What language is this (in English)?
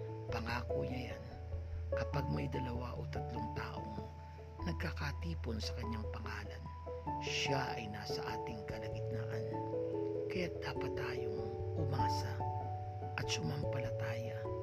Filipino